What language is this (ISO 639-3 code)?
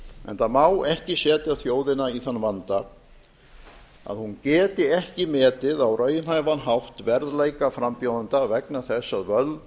isl